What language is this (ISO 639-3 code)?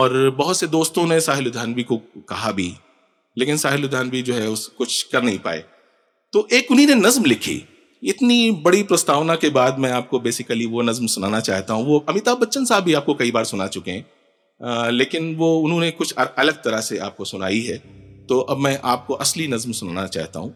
urd